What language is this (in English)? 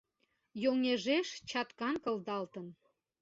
Mari